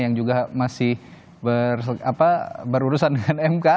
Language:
Indonesian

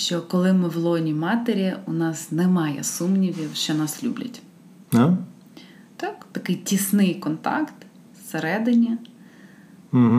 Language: Ukrainian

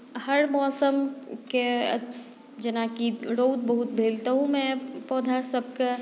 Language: Maithili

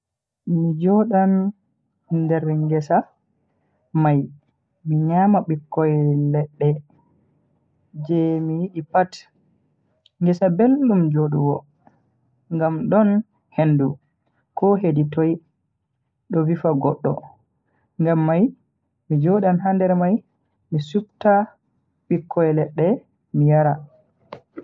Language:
Bagirmi Fulfulde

